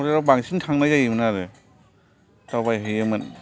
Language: Bodo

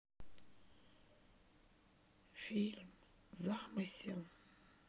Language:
Russian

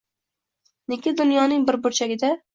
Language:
Uzbek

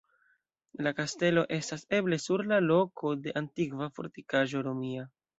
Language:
Esperanto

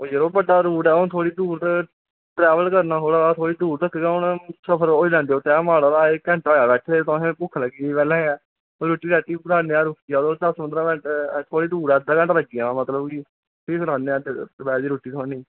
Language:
Dogri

